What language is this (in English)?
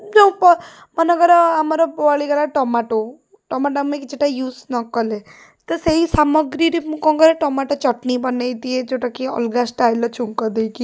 Odia